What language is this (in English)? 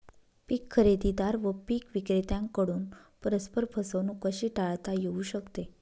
Marathi